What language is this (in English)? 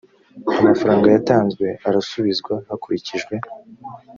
Kinyarwanda